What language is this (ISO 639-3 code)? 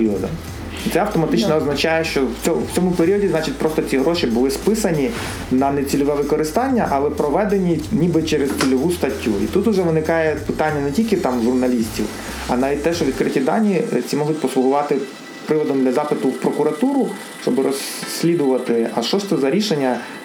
ukr